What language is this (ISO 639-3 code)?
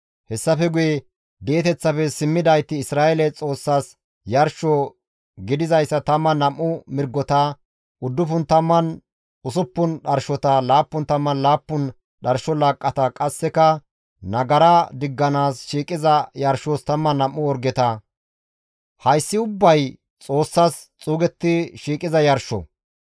gmv